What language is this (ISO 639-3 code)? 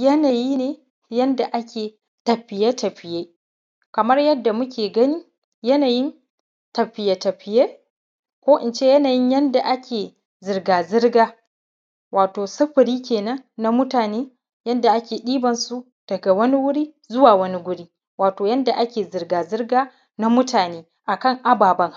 hau